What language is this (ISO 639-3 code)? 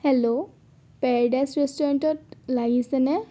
asm